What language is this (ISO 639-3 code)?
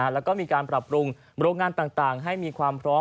tha